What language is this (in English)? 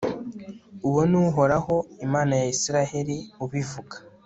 Kinyarwanda